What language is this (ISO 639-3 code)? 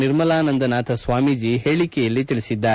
kan